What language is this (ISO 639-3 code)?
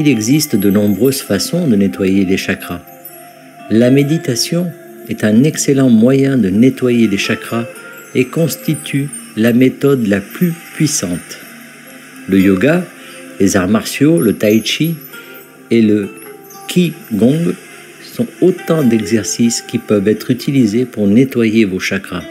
fra